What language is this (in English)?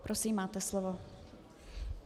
Czech